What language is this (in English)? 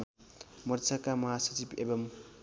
Nepali